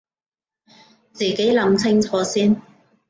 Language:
Cantonese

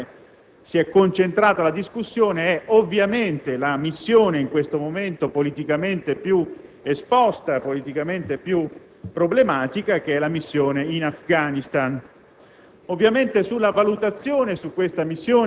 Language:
Italian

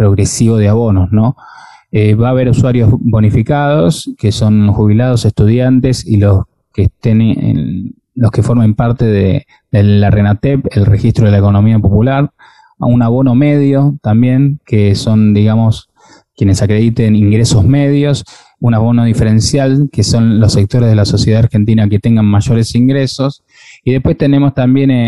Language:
Spanish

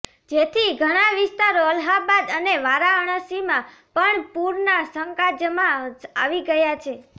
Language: Gujarati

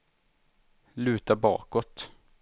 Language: Swedish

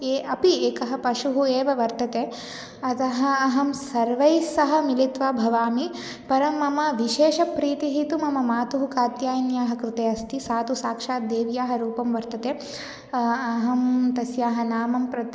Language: Sanskrit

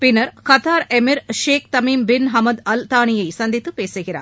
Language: Tamil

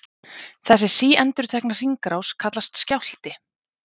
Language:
Icelandic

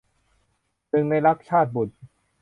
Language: Thai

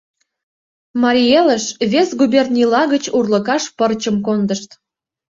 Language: Mari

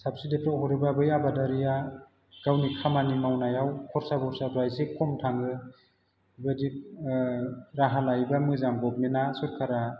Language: Bodo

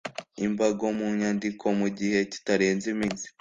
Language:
Kinyarwanda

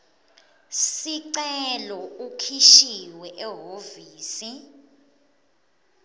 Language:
Swati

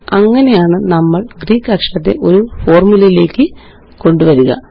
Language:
Malayalam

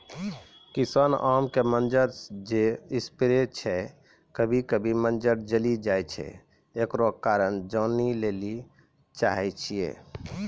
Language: Maithili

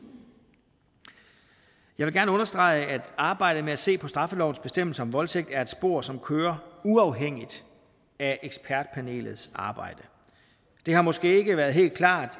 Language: Danish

